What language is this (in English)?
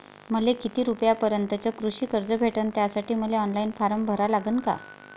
Marathi